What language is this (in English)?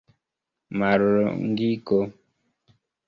Esperanto